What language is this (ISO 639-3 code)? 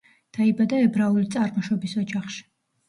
kat